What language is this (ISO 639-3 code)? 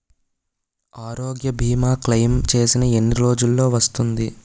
tel